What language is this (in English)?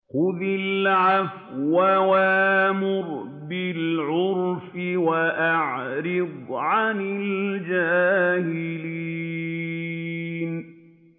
Arabic